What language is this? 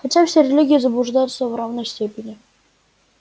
Russian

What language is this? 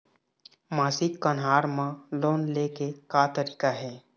Chhattisgarhi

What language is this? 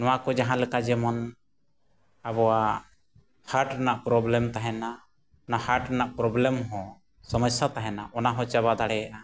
Santali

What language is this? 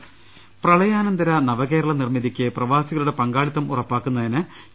Malayalam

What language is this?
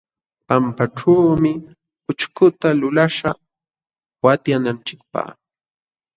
Jauja Wanca Quechua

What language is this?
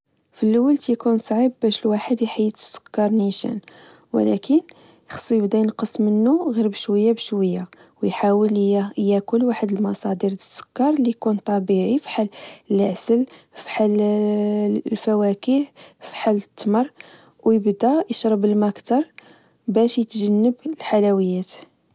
Moroccan Arabic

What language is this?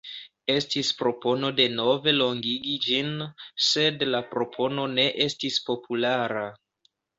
Esperanto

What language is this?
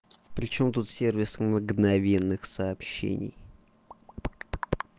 Russian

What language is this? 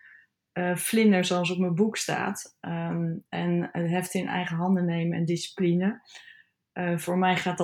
Dutch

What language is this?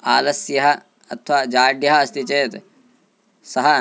Sanskrit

